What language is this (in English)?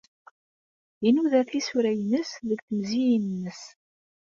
Kabyle